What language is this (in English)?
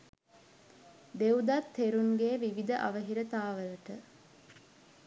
Sinhala